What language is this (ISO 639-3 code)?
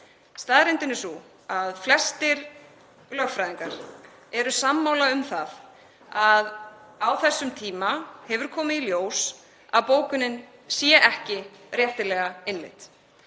isl